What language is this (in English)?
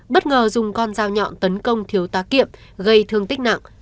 Vietnamese